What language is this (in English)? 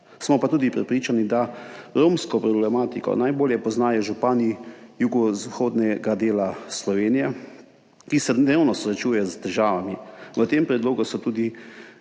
Slovenian